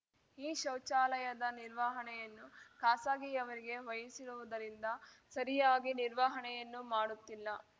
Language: Kannada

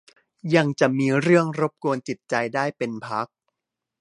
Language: Thai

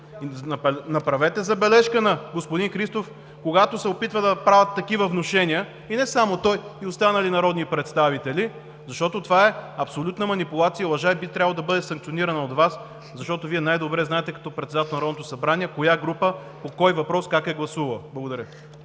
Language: Bulgarian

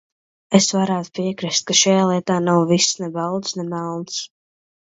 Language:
Latvian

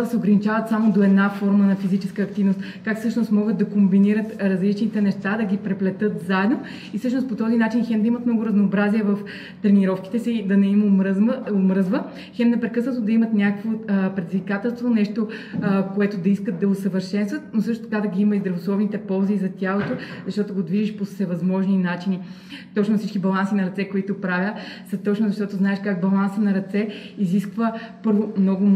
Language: Bulgarian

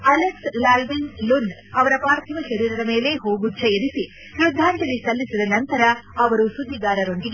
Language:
Kannada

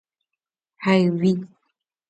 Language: Guarani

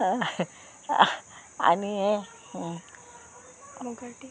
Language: Konkani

